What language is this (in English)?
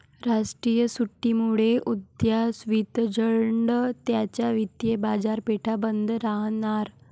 Marathi